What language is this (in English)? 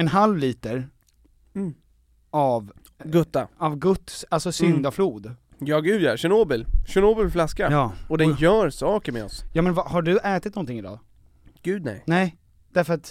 Swedish